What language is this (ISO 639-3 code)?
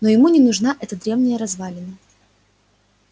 rus